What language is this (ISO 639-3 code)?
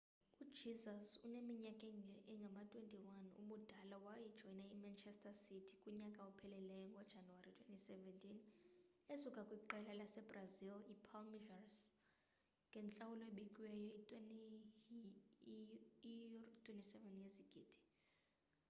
xho